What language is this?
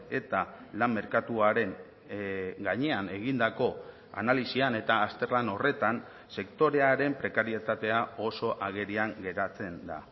Basque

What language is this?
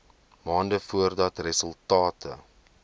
Afrikaans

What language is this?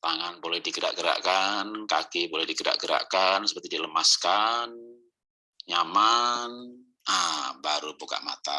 Indonesian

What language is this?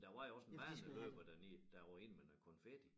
Danish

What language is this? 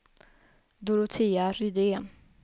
Swedish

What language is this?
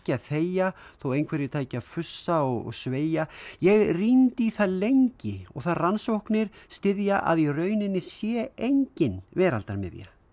Icelandic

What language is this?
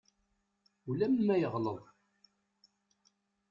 Kabyle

